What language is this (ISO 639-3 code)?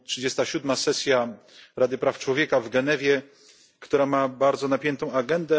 pol